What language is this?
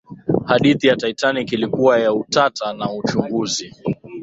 Swahili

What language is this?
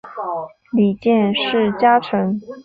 Chinese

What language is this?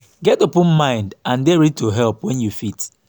Nigerian Pidgin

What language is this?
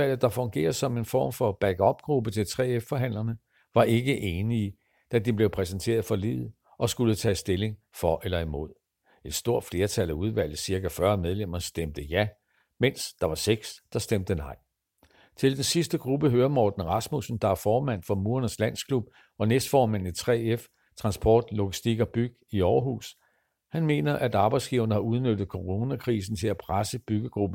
Danish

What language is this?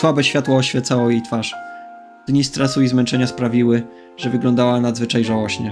Polish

